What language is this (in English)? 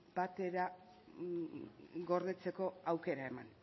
Basque